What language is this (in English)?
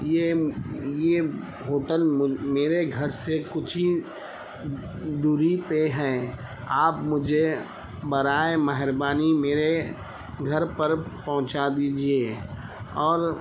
Urdu